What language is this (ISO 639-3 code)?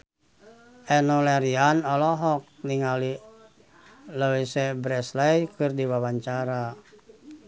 sun